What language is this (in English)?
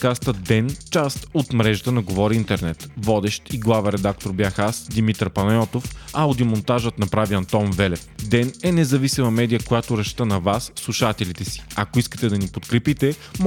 Bulgarian